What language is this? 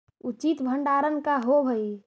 Magahi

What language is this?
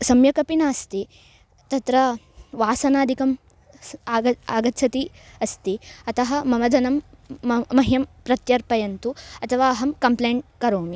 Sanskrit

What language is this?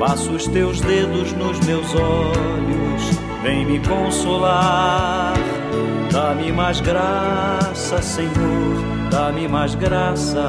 Portuguese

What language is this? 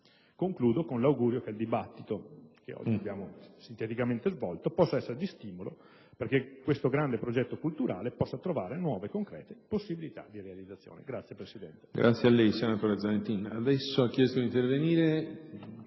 Italian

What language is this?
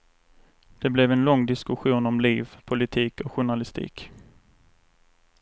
Swedish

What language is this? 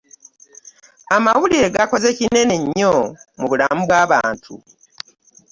Ganda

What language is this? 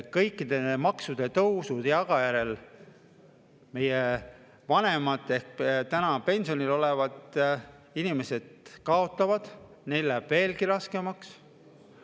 Estonian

